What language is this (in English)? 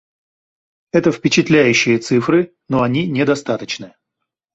Russian